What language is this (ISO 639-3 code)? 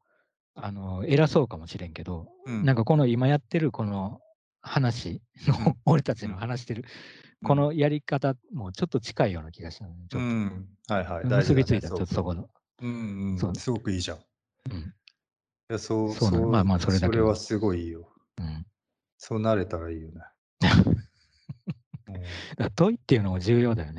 jpn